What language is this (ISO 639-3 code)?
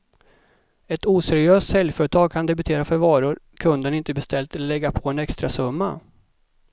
swe